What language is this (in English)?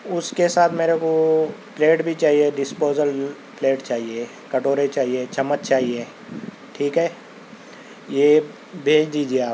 Urdu